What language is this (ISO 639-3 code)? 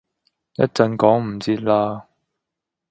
yue